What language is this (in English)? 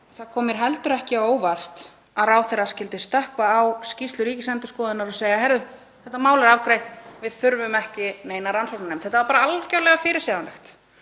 Icelandic